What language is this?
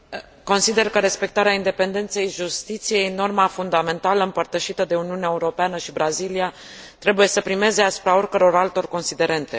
Romanian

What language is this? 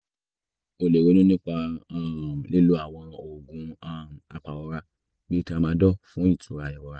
Yoruba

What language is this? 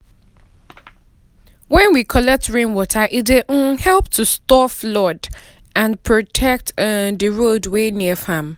Nigerian Pidgin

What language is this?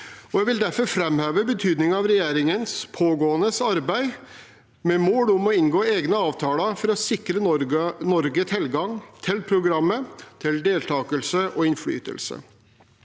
Norwegian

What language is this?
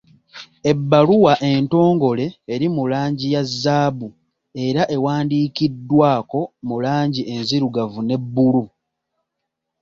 Ganda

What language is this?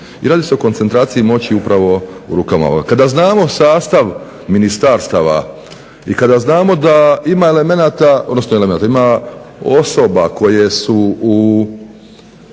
Croatian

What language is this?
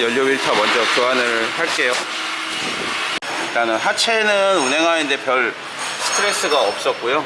Korean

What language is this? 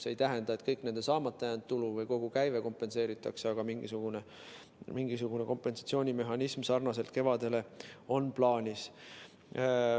Estonian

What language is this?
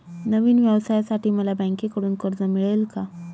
Marathi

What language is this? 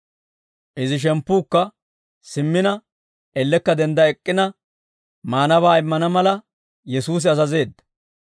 Dawro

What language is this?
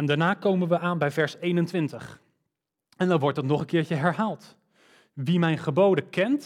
Dutch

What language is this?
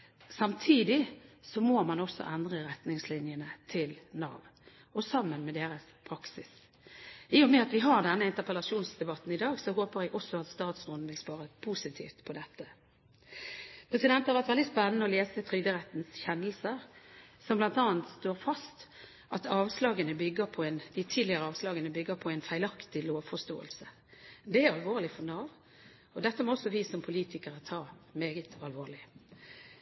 Norwegian Bokmål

